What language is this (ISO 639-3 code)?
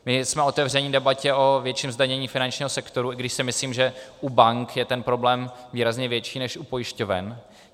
ces